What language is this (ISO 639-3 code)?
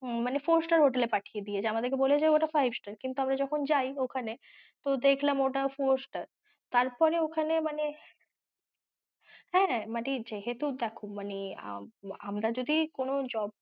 ben